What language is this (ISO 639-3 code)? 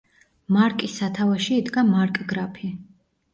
kat